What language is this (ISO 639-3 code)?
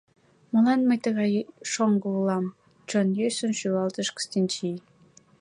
chm